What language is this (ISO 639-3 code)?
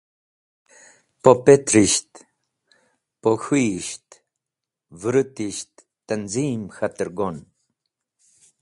wbl